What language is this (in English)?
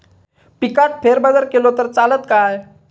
Marathi